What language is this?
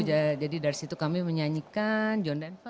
Indonesian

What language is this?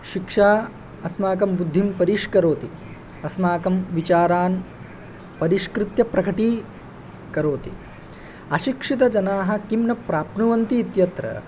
Sanskrit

